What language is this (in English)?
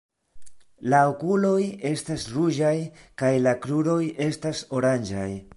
Esperanto